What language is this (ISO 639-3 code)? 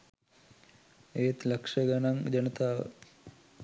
sin